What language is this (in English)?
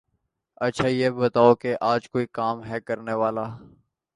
Urdu